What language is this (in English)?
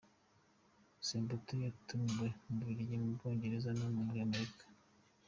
Kinyarwanda